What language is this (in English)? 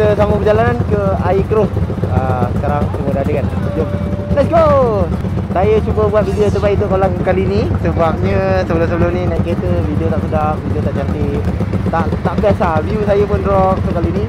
Malay